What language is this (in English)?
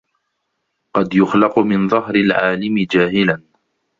Arabic